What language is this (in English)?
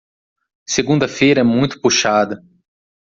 Portuguese